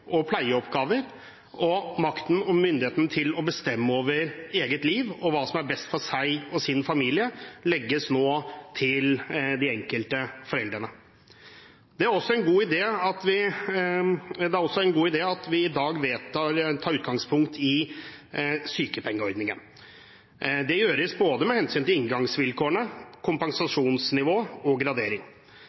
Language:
Norwegian Bokmål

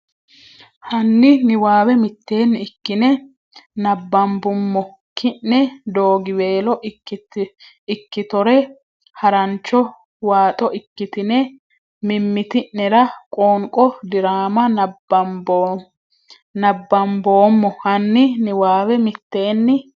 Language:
Sidamo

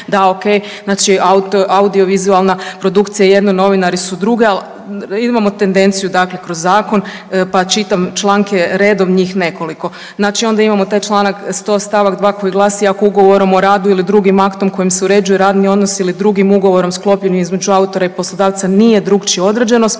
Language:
Croatian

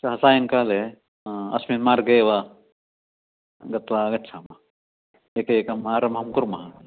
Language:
Sanskrit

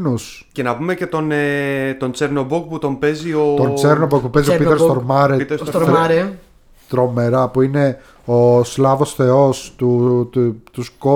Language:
Greek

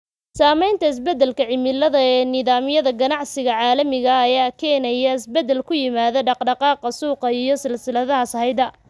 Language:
Somali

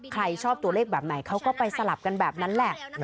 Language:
Thai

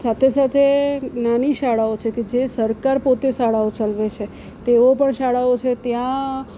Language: Gujarati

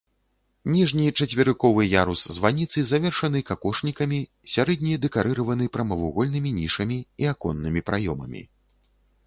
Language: Belarusian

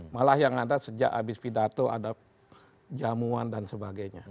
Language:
Indonesian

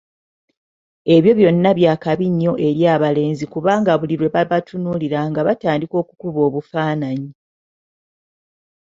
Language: Ganda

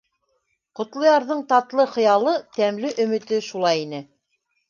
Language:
Bashkir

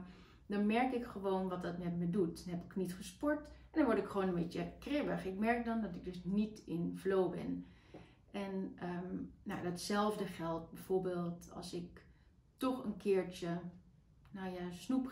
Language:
Dutch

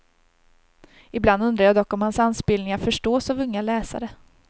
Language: Swedish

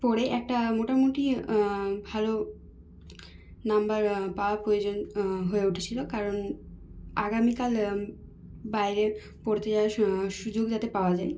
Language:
Bangla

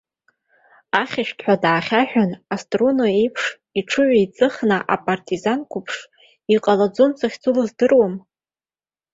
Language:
Abkhazian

